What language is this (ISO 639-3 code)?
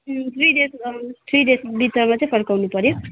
nep